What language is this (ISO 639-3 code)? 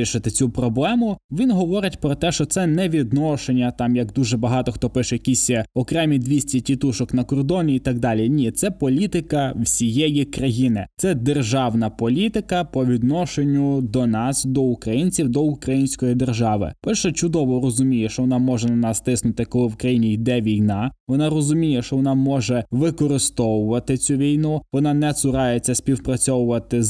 ukr